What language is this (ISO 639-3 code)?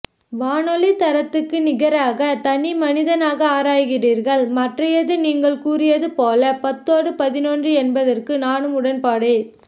tam